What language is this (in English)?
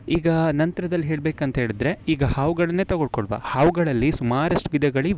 Kannada